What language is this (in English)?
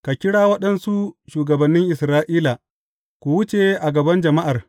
Hausa